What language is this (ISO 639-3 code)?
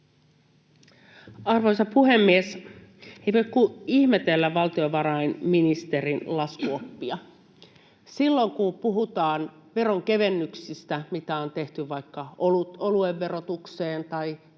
fin